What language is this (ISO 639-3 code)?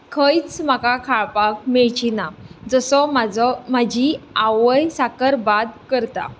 kok